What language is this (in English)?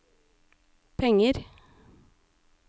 Norwegian